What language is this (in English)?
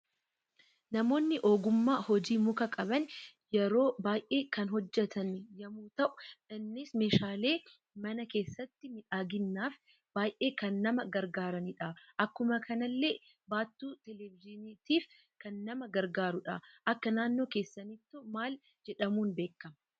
Oromo